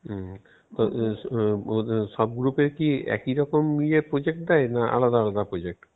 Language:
Bangla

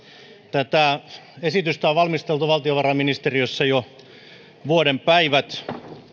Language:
Finnish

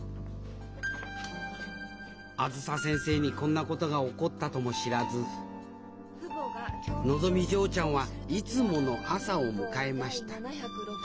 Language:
Japanese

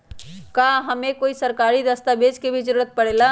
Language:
Magahi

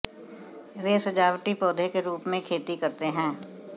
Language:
Hindi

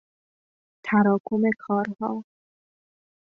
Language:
Persian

